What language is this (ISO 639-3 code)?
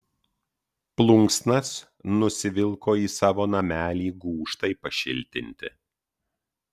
lit